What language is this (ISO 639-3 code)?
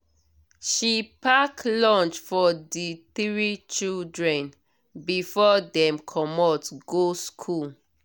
pcm